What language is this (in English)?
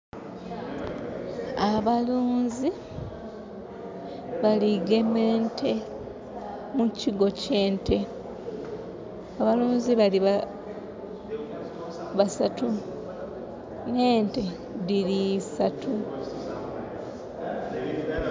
Soga